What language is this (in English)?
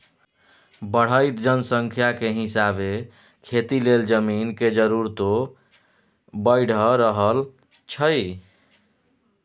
Maithili